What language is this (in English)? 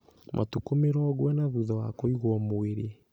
Kikuyu